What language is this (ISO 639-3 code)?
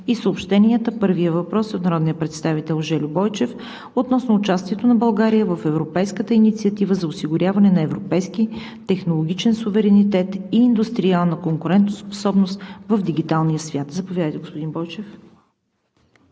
bul